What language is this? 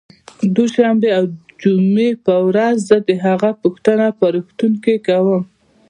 Pashto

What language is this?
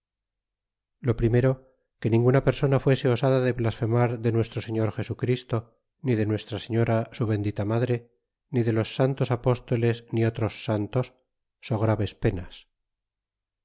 Spanish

